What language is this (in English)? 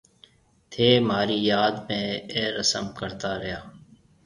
Marwari (Pakistan)